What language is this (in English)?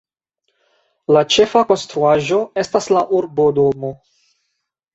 Esperanto